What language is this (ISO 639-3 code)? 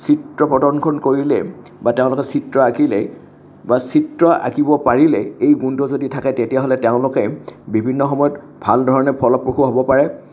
asm